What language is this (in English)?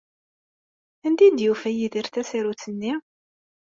Kabyle